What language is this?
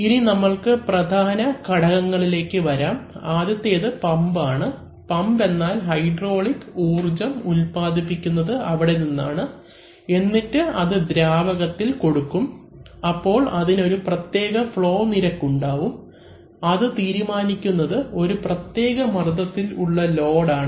Malayalam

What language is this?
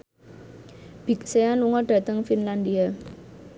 Javanese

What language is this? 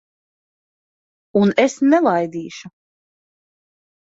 Latvian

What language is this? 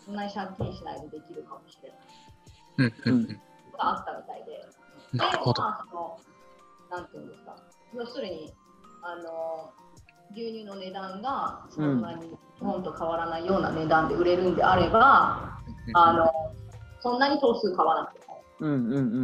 Japanese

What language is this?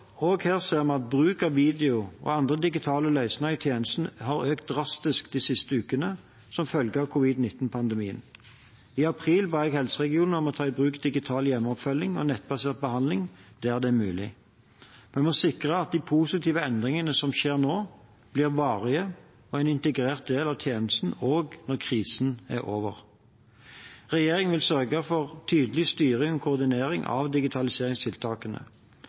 Norwegian Bokmål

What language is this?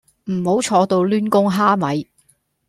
Cantonese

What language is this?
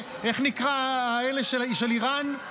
Hebrew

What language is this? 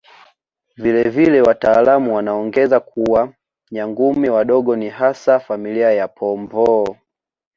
Swahili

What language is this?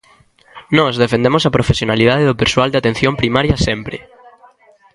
Galician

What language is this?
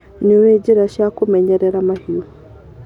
Kikuyu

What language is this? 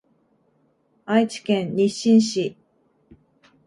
Japanese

